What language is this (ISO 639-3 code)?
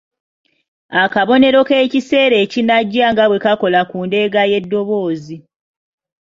lug